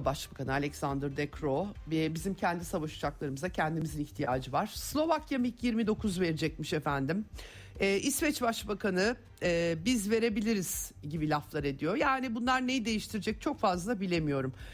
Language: Turkish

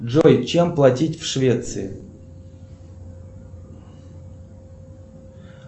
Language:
Russian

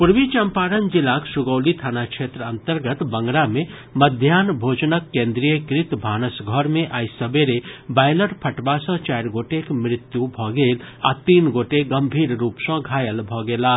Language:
Maithili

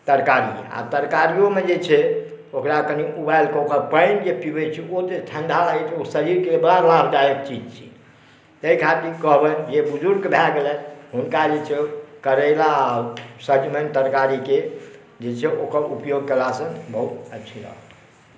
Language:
Maithili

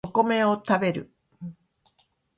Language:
Japanese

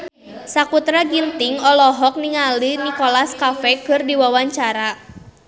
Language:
Sundanese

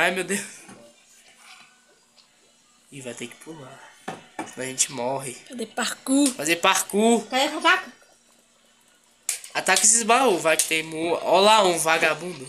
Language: Portuguese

